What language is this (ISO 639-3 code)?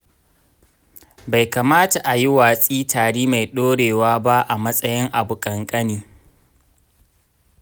hau